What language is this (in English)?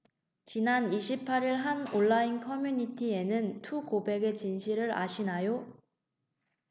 Korean